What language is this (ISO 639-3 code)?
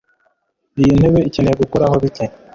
kin